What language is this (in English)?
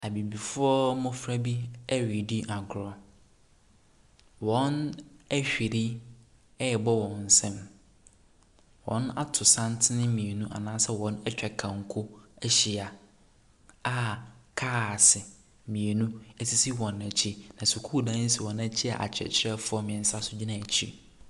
Akan